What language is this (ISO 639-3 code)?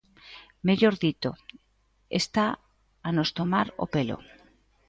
glg